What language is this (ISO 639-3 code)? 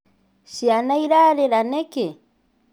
kik